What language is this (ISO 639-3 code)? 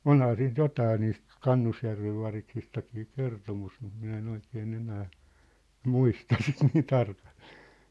fin